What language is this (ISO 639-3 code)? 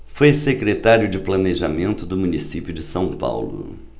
por